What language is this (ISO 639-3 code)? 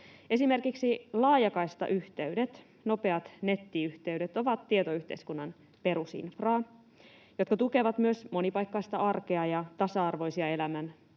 fin